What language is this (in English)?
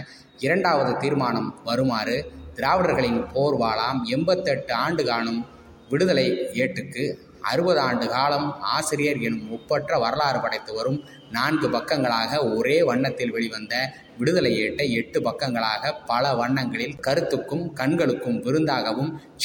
Tamil